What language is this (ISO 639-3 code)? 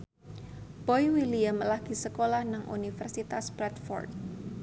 jav